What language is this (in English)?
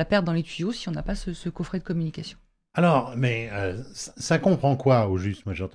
French